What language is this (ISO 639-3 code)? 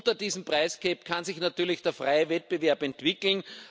deu